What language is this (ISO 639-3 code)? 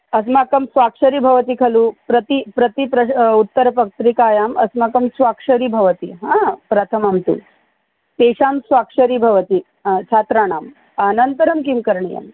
san